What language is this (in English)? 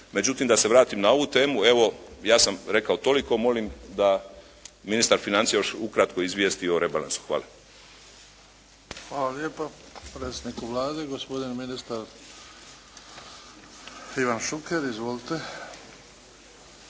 Croatian